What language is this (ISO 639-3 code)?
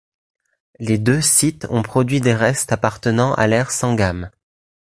fra